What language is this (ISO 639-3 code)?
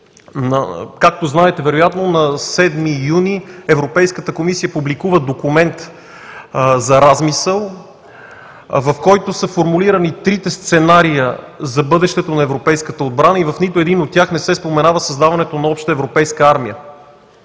bul